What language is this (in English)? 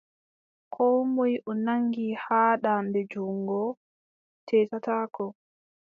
Adamawa Fulfulde